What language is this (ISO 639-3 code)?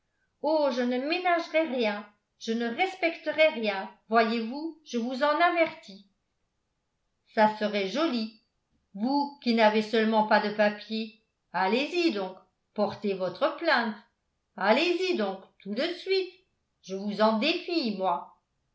fra